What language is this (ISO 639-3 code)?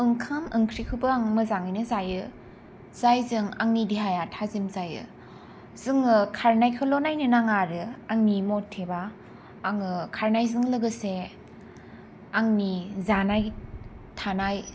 brx